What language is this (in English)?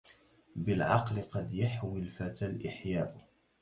Arabic